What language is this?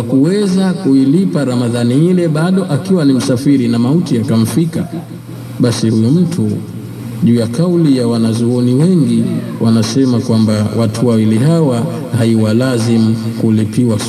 Swahili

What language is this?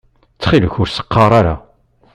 Kabyle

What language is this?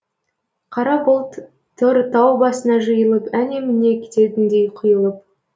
Kazakh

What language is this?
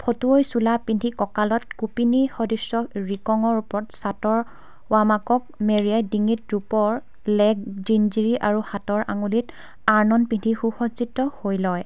Assamese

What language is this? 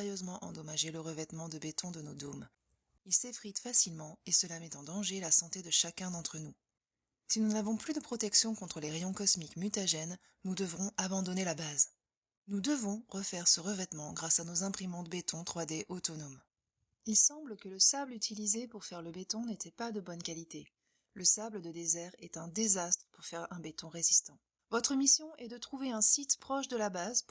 French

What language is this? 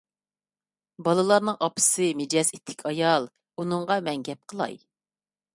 Uyghur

